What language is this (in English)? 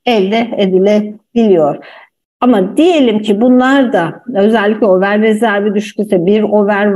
Turkish